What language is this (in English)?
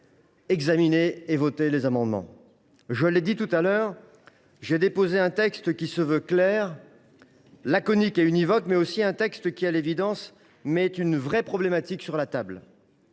French